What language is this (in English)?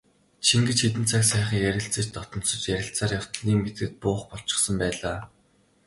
Mongolian